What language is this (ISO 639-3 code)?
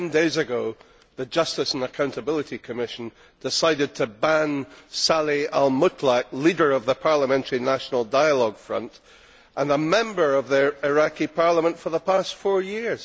eng